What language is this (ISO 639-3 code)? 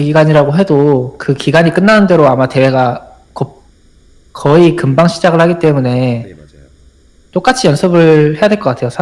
kor